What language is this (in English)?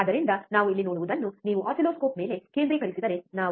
Kannada